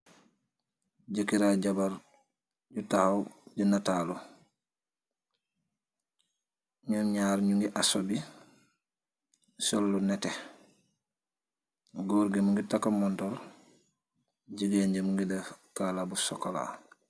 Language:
Wolof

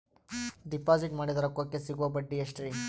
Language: Kannada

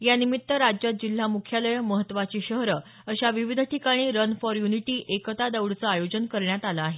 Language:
Marathi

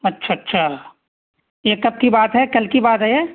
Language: Urdu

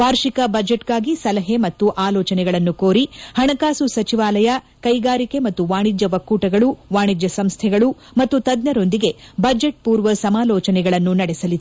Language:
Kannada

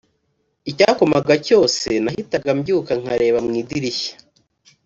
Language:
Kinyarwanda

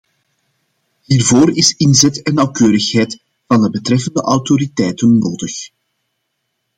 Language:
Dutch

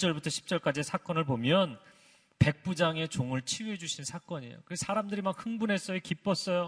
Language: Korean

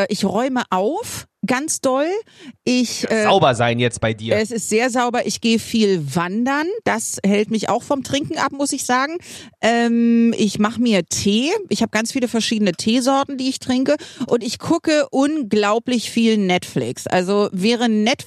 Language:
German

